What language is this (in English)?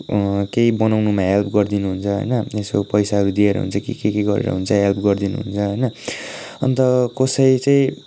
Nepali